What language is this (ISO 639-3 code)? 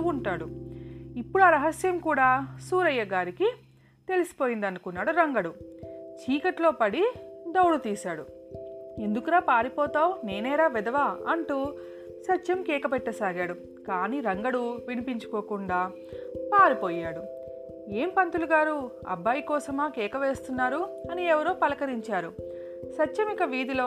tel